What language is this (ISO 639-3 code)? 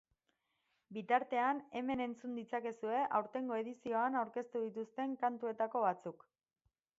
eus